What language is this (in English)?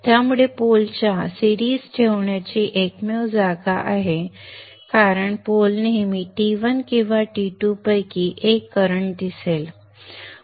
Marathi